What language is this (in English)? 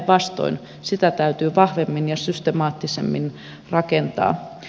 Finnish